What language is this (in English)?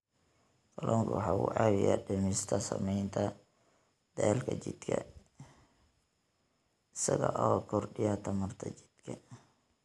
Somali